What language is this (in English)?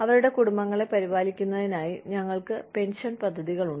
Malayalam